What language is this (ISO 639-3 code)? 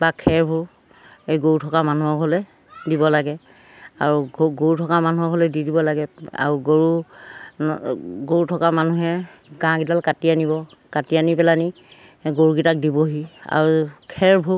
asm